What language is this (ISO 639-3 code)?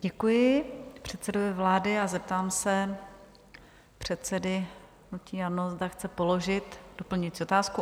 ces